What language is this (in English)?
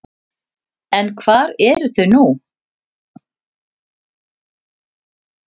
Icelandic